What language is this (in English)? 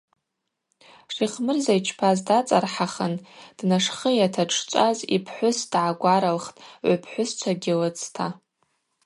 Abaza